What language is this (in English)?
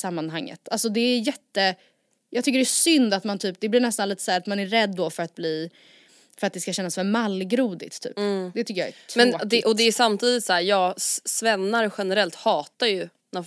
Swedish